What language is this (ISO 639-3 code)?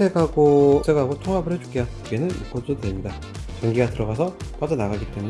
kor